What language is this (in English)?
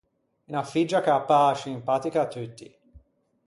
Ligurian